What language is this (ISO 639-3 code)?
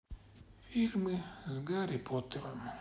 rus